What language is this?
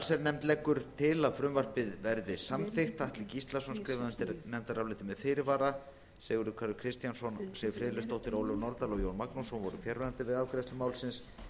Icelandic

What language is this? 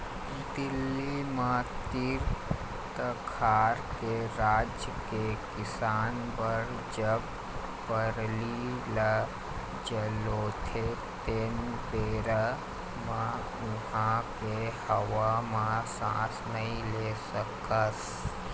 Chhattisgarhi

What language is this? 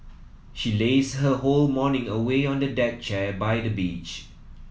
English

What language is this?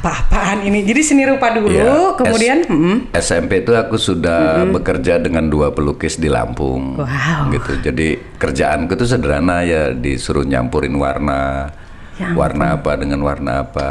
Indonesian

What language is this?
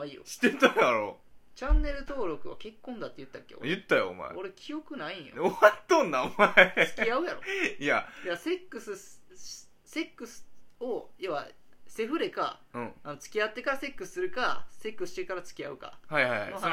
Japanese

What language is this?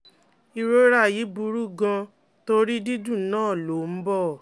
Yoruba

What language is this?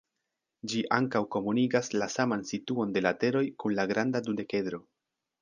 Esperanto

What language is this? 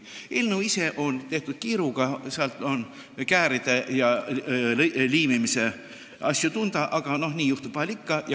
Estonian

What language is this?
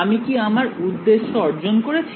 Bangla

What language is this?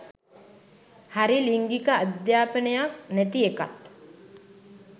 Sinhala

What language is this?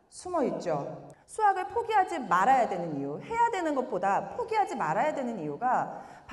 Korean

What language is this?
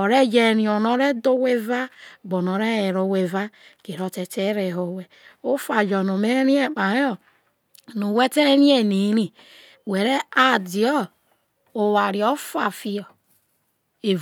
Isoko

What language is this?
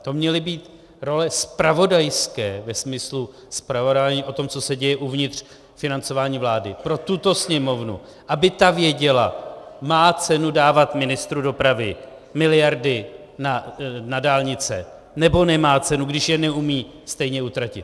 Czech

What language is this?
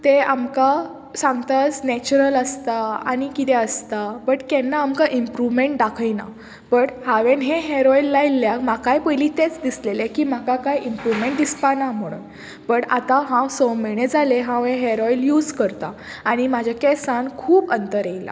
Konkani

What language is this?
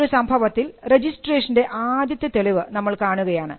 Malayalam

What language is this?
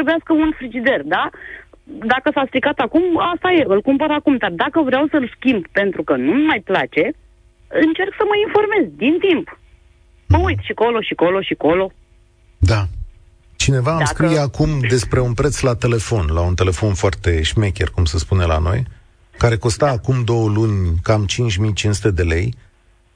Romanian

